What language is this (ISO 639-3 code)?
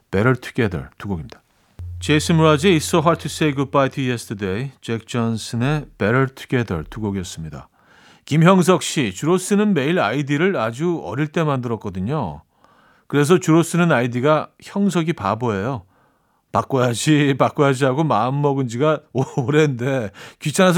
kor